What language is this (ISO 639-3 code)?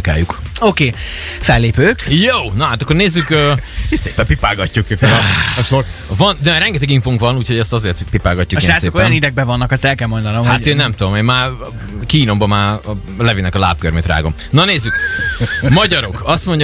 hun